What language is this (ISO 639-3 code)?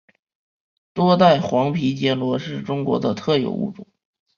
zho